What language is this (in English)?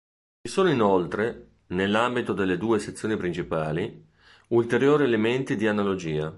Italian